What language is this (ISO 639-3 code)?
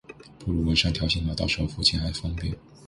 zho